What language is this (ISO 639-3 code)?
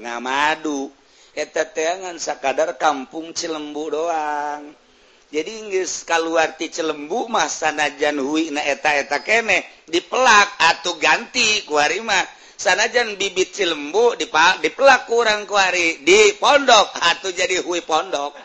ind